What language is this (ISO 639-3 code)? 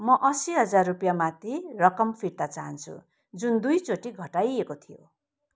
nep